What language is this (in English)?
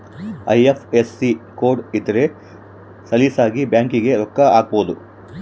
Kannada